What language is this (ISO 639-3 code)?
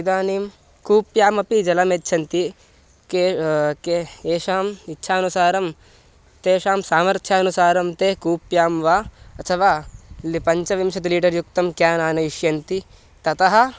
san